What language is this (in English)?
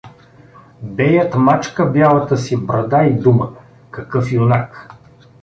Bulgarian